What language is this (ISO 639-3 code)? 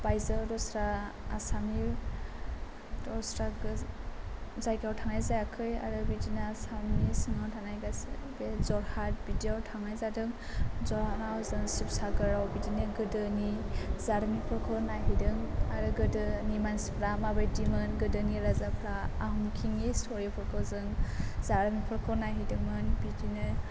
brx